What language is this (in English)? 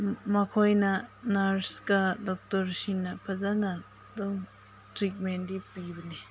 Manipuri